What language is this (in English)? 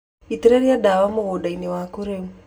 Kikuyu